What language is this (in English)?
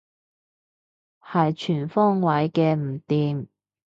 Cantonese